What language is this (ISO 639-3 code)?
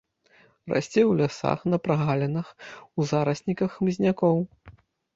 bel